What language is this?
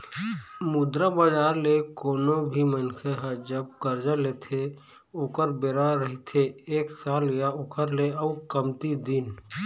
Chhattisgarhi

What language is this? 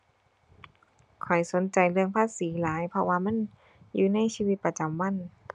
Thai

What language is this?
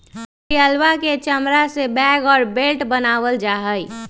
Magahi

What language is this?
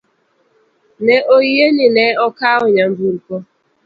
Luo (Kenya and Tanzania)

